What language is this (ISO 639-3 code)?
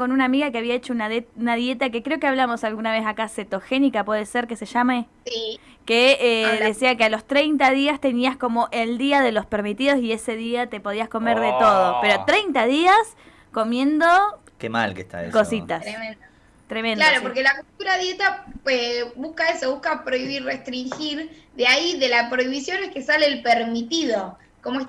spa